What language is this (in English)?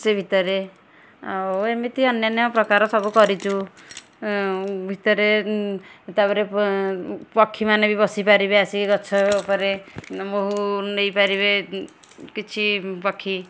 Odia